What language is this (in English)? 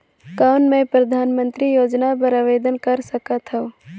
Chhattisgarhi